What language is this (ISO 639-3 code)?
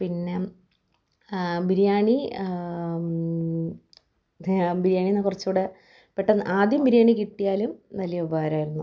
mal